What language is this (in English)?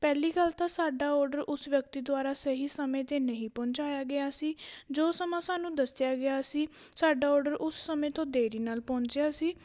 Punjabi